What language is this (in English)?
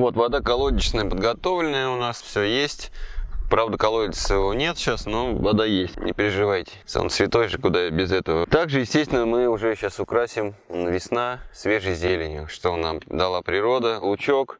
Russian